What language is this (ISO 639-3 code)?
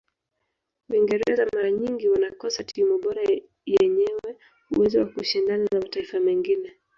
swa